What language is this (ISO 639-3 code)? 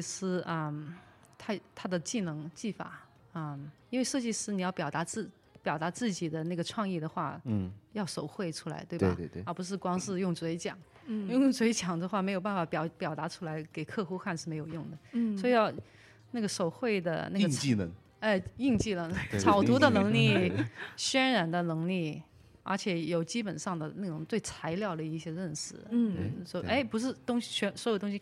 zho